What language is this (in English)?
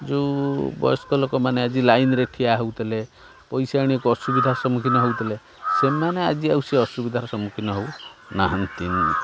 Odia